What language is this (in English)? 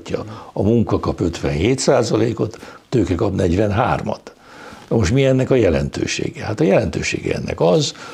Hungarian